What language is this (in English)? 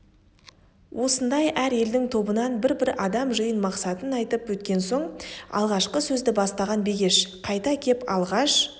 Kazakh